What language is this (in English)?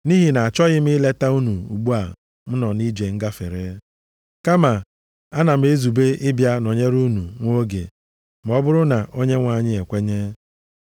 Igbo